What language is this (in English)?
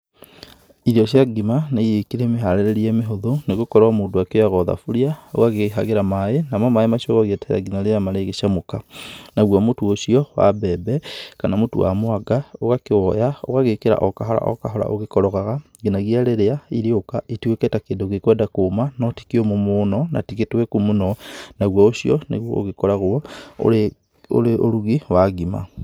Kikuyu